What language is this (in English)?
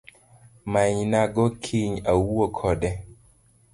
Luo (Kenya and Tanzania)